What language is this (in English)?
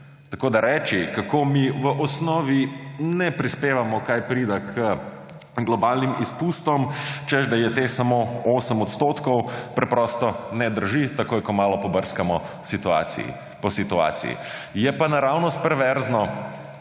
Slovenian